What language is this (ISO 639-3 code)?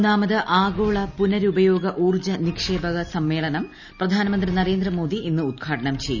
mal